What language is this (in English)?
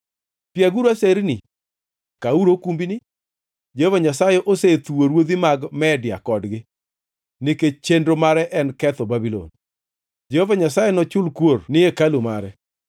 Luo (Kenya and Tanzania)